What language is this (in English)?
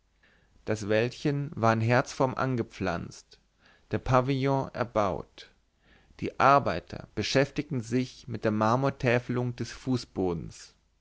German